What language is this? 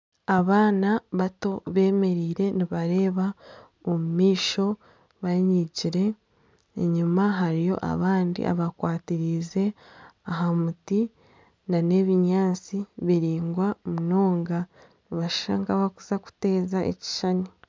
Nyankole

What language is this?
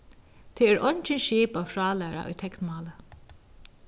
Faroese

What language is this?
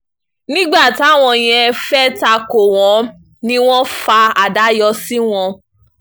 Yoruba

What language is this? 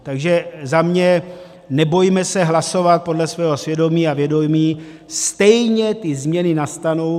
Czech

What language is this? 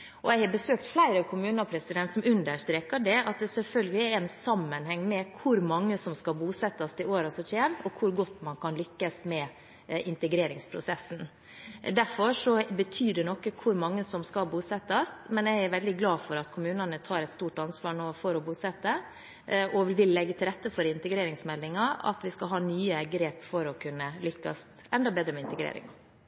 Norwegian Bokmål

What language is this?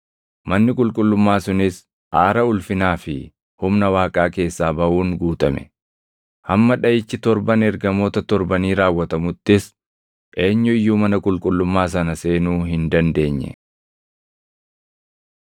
Oromo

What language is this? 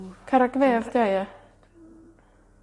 Welsh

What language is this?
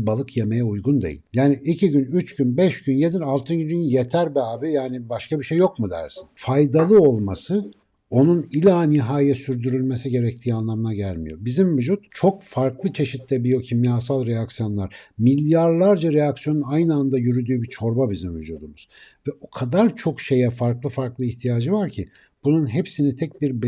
Turkish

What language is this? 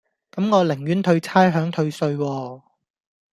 Cantonese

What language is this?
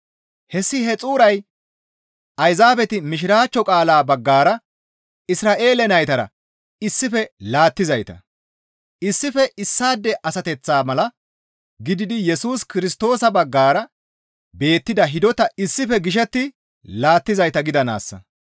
Gamo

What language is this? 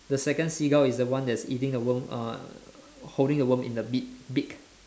English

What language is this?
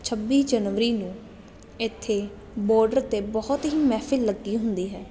Punjabi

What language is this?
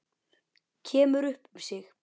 Icelandic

